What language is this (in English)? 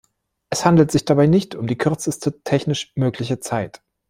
German